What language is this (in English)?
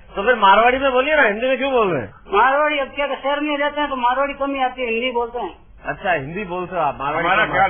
Hindi